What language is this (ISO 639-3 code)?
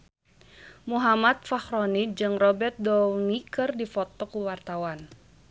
sun